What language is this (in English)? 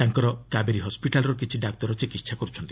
Odia